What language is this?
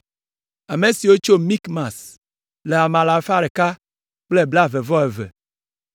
Ewe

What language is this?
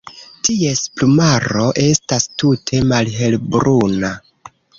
Esperanto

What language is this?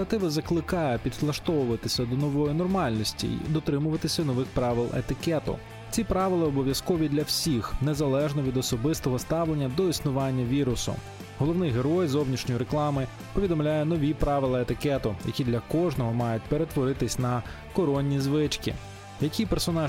Ukrainian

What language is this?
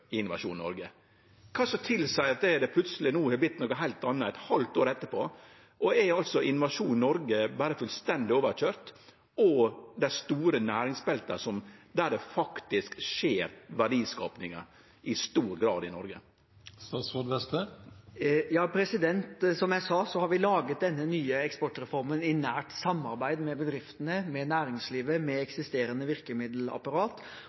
Norwegian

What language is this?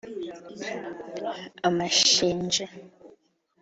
Kinyarwanda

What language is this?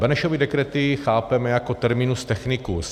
Czech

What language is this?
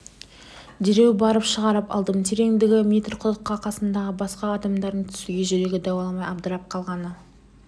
Kazakh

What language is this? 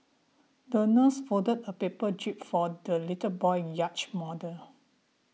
English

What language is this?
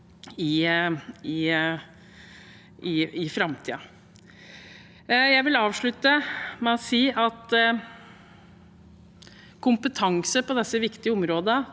Norwegian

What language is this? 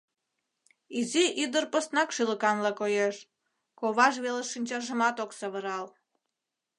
Mari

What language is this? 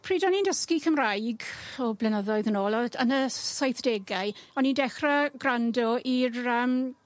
Welsh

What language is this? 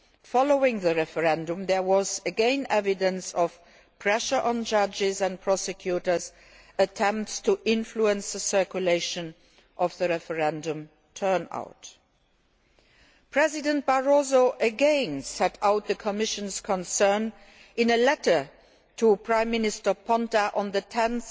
English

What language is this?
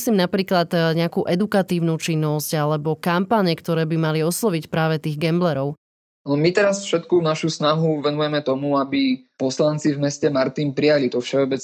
Slovak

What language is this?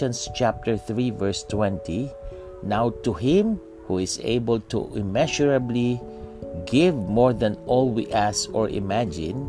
Filipino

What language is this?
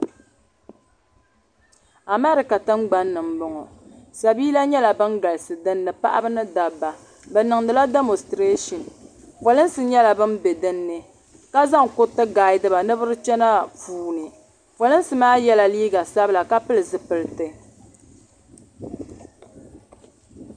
Dagbani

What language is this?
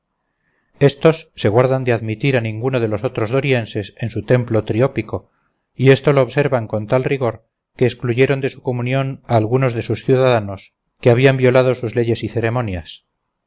Spanish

